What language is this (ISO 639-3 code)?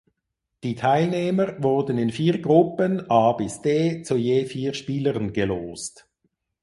deu